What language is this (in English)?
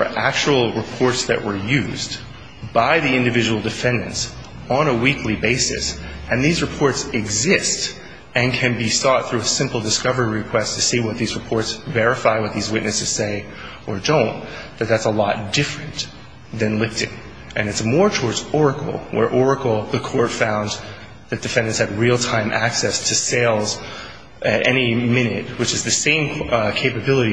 English